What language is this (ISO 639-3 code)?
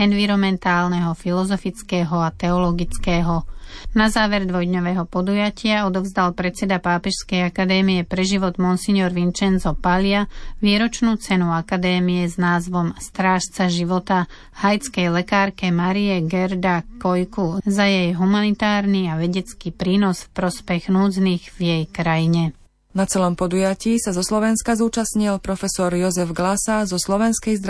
slk